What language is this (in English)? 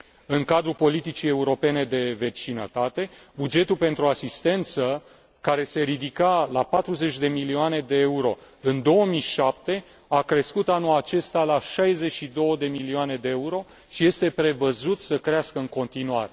Romanian